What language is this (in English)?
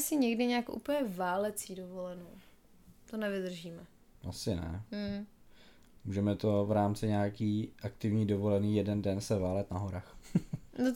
Czech